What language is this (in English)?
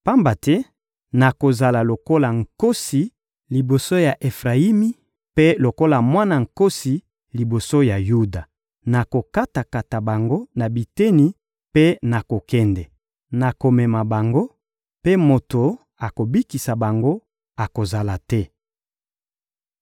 Lingala